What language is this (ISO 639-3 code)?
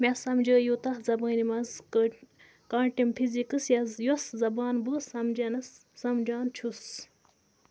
kas